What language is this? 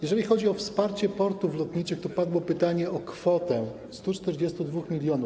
Polish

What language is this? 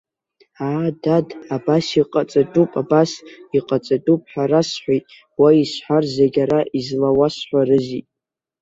Abkhazian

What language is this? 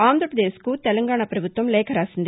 Telugu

